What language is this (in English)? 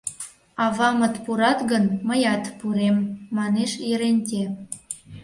Mari